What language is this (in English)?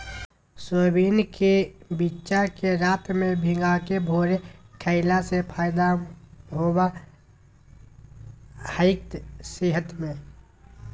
Magahi